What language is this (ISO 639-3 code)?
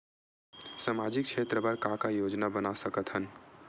hne